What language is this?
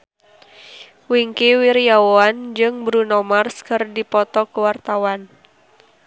Sundanese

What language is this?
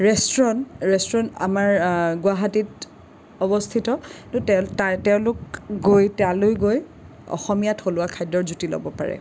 Assamese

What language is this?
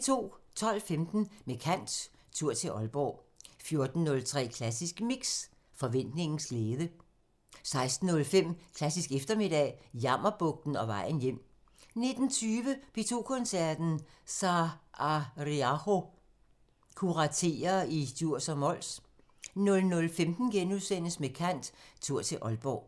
Danish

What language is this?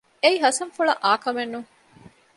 Divehi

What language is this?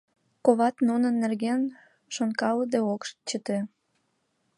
Mari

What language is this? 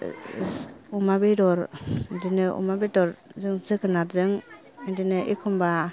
Bodo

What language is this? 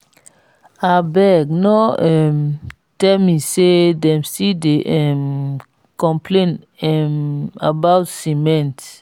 Nigerian Pidgin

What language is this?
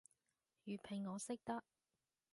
Cantonese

